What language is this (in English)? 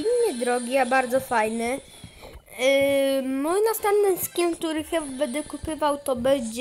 Polish